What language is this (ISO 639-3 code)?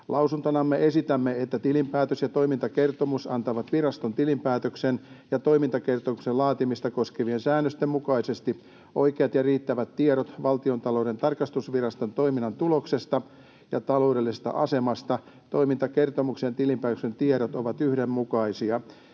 fin